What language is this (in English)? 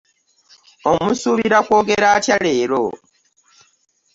Ganda